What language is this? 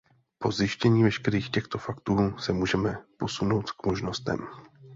Czech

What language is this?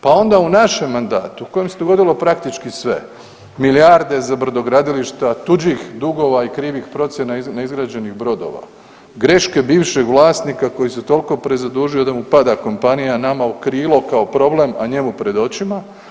Croatian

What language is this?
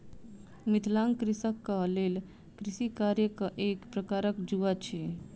Maithili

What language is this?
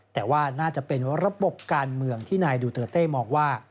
Thai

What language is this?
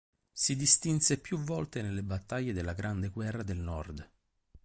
Italian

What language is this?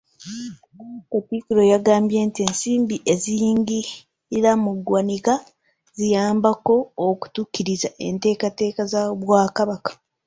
Ganda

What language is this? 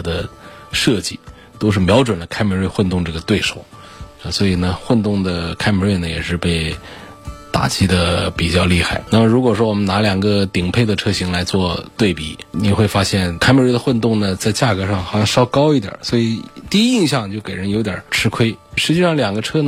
Chinese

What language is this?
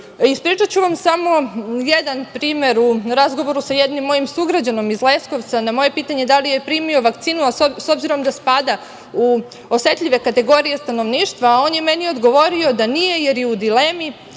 Serbian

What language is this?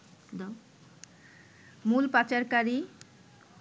Bangla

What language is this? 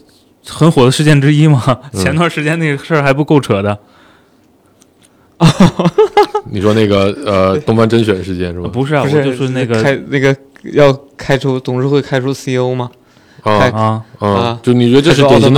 Chinese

